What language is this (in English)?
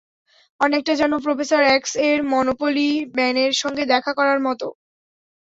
Bangla